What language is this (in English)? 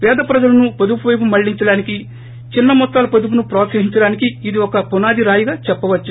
Telugu